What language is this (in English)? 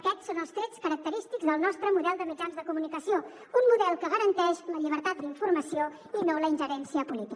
Catalan